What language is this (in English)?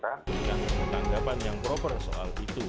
Indonesian